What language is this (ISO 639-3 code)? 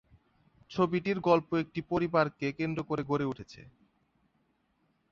ben